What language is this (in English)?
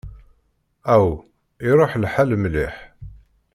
Kabyle